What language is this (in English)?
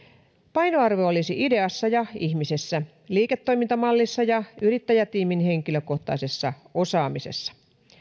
Finnish